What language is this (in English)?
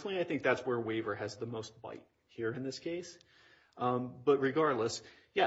English